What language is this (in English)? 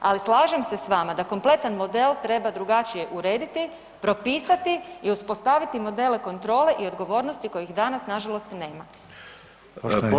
Croatian